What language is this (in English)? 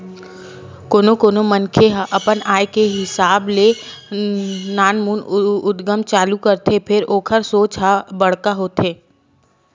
Chhattisgarhi